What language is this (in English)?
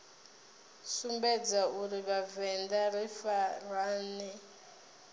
Venda